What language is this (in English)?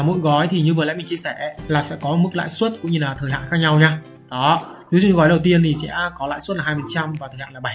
Vietnamese